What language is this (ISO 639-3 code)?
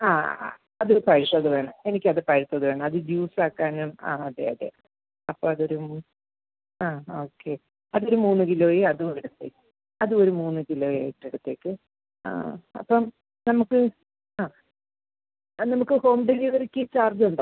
mal